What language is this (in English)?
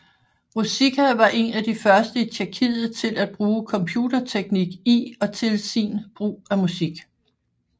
Danish